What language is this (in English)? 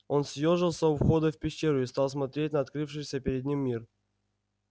Russian